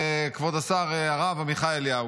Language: Hebrew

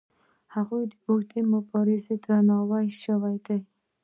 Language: Pashto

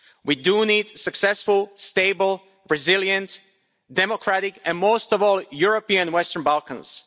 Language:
English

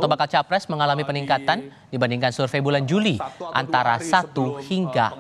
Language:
Indonesian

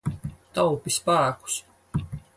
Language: Latvian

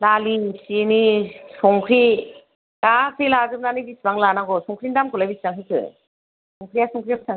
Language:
Bodo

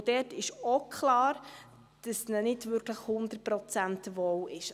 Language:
Swiss German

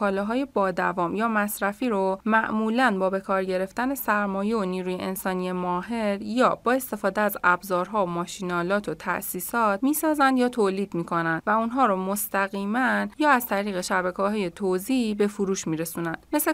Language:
Persian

